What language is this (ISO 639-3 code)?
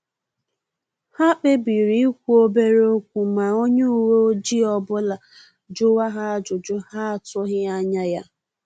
ibo